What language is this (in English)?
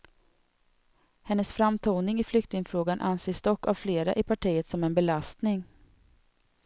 Swedish